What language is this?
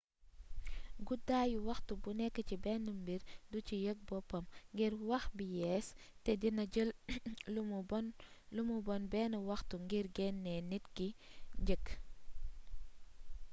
Wolof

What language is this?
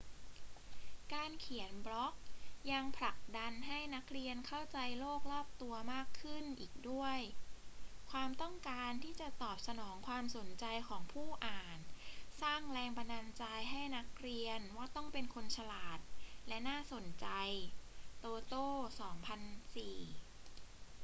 Thai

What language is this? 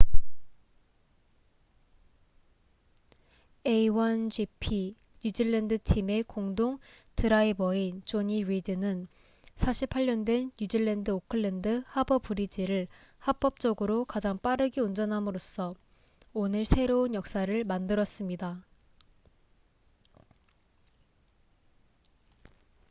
Korean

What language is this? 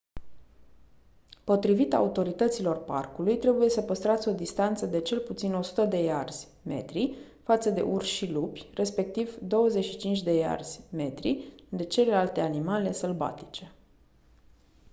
Romanian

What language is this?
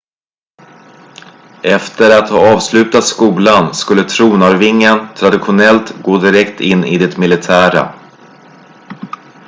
Swedish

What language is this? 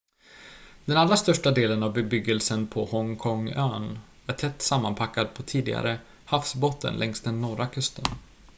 Swedish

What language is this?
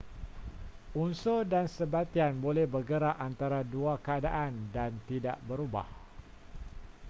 Malay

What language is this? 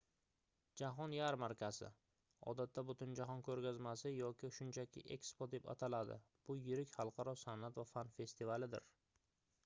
Uzbek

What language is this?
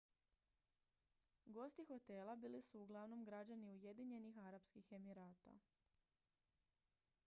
Croatian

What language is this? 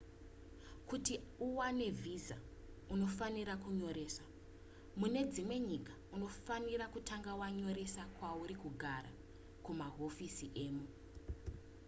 Shona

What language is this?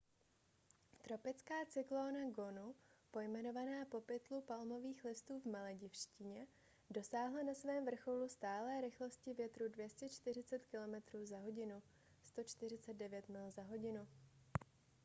Czech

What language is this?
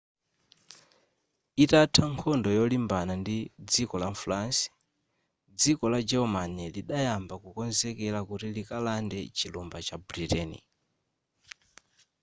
Nyanja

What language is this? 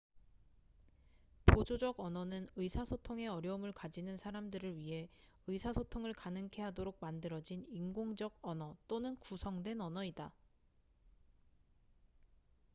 Korean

